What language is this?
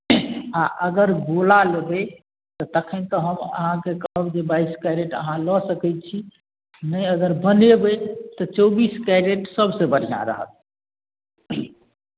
Maithili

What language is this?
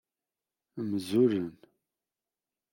Kabyle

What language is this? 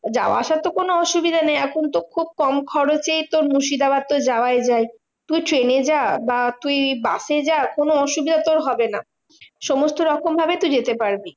Bangla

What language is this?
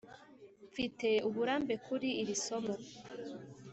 Kinyarwanda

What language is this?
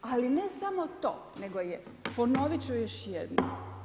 Croatian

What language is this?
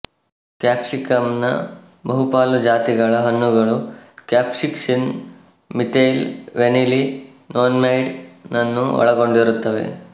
Kannada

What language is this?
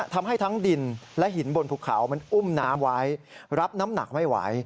Thai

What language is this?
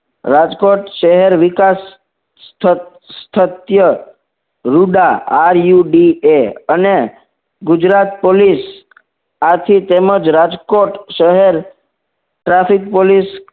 Gujarati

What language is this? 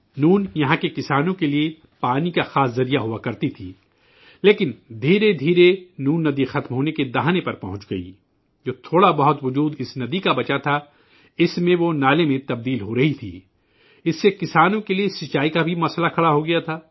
Urdu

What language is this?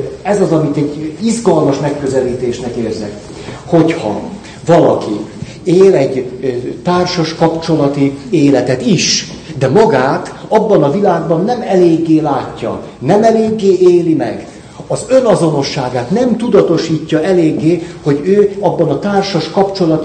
Hungarian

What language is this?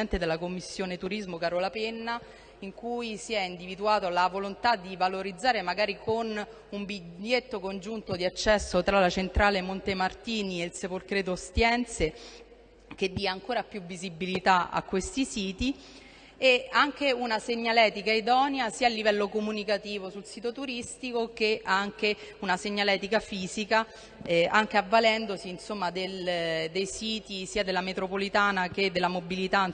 Italian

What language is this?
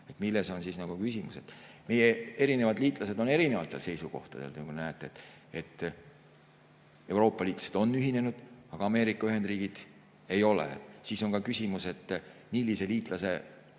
Estonian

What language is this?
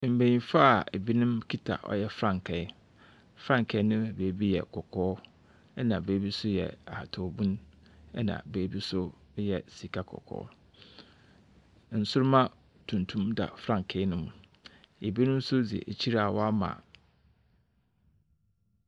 Akan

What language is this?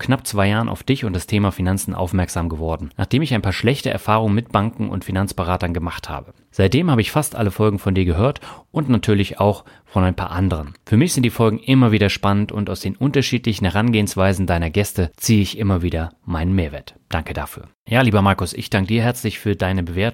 German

